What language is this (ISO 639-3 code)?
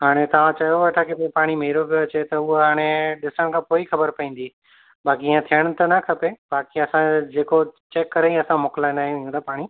snd